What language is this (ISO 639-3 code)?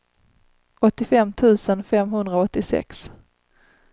swe